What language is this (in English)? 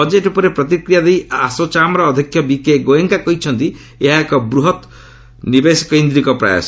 Odia